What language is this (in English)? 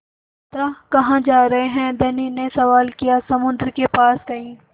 Hindi